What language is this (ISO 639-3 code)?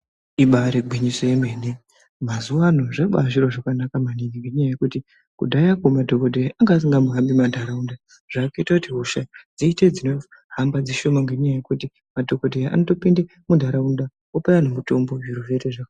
ndc